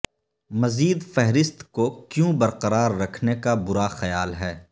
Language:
Urdu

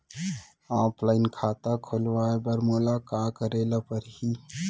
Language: Chhattisgarhi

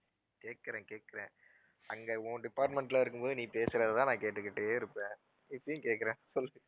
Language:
Tamil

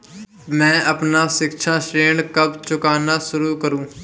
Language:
Hindi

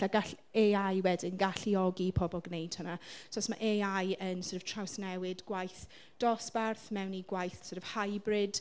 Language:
Welsh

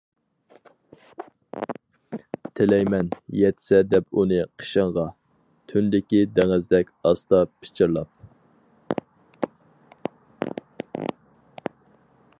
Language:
Uyghur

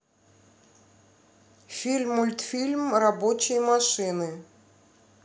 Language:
Russian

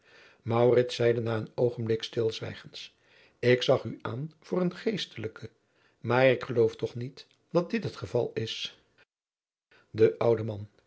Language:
Dutch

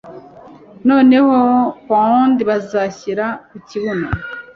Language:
Kinyarwanda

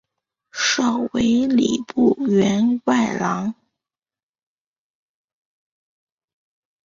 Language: Chinese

